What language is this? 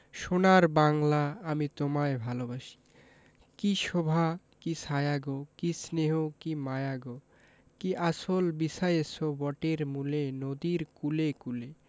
Bangla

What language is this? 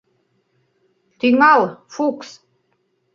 Mari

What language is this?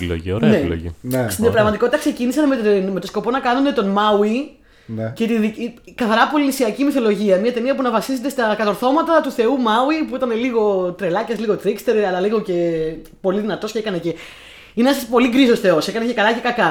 Greek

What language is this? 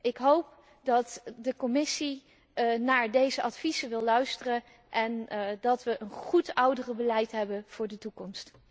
Dutch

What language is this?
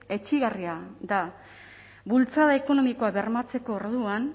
Basque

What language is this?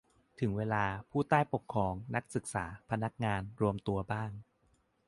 Thai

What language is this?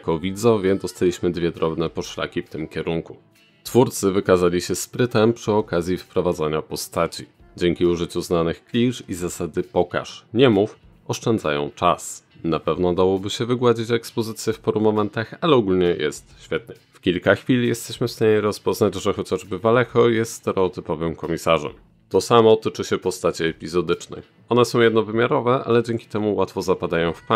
Polish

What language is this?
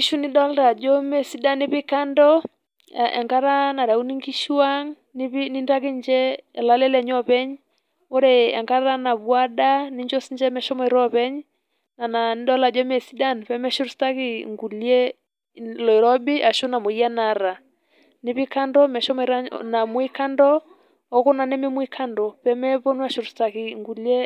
Masai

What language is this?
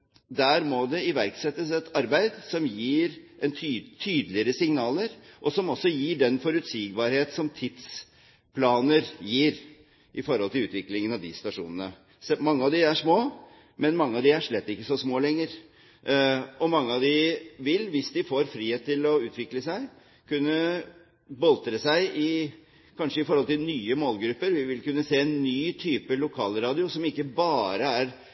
Norwegian Bokmål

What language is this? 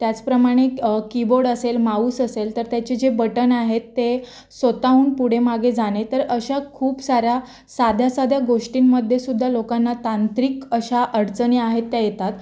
Marathi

